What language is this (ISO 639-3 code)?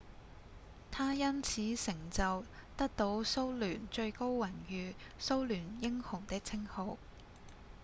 yue